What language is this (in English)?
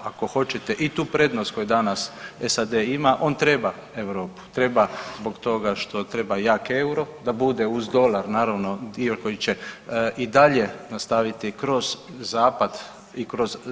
Croatian